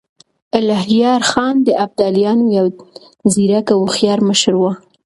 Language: Pashto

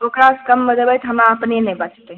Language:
Maithili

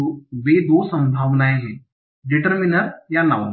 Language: Hindi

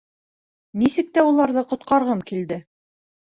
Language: Bashkir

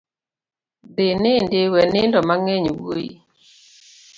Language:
Luo (Kenya and Tanzania)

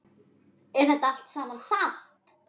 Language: Icelandic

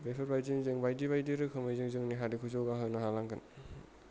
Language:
Bodo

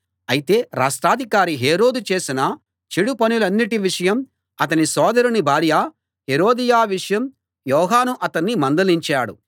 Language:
Telugu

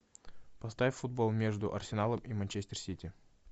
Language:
Russian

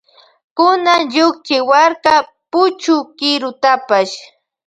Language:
Loja Highland Quichua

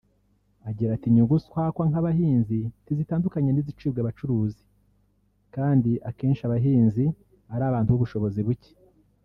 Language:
Kinyarwanda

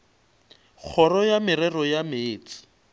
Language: Northern Sotho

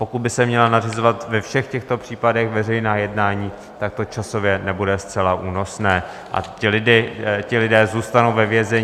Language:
Czech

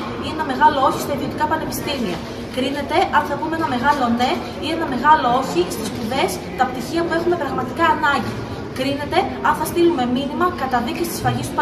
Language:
Greek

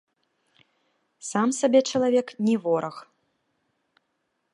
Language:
Belarusian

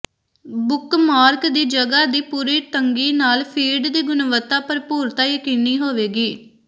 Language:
Punjabi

